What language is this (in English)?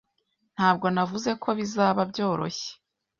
Kinyarwanda